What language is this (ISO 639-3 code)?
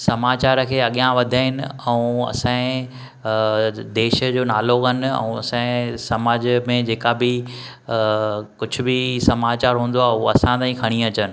snd